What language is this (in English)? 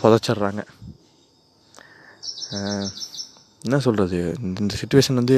Tamil